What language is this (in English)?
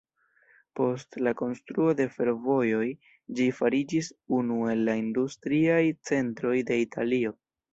Esperanto